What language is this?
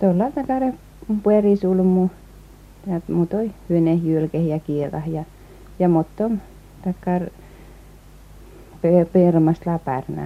Finnish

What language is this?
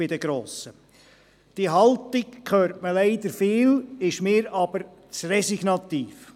Swiss German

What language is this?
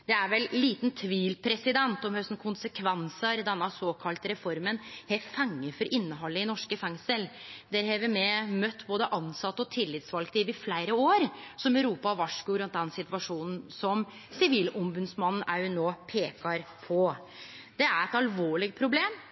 Norwegian Nynorsk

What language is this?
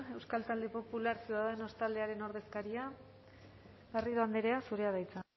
Basque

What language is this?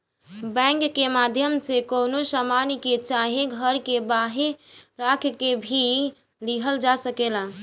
Bhojpuri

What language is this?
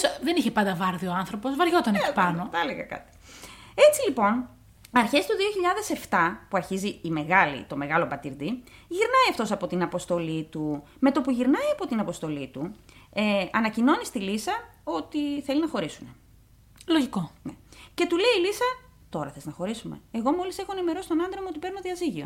Greek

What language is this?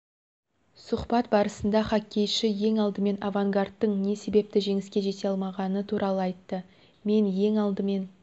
Kazakh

